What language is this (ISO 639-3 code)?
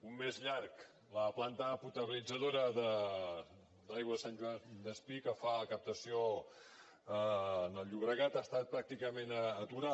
cat